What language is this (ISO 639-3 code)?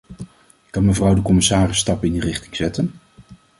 nld